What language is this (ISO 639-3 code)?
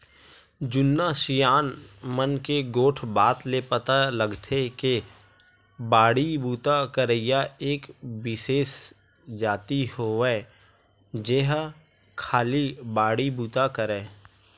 hne